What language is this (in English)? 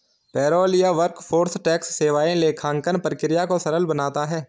Hindi